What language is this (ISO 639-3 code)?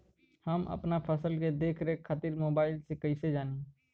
bho